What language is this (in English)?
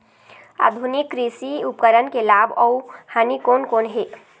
Chhattisgarhi